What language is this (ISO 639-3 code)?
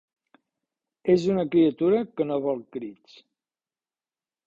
cat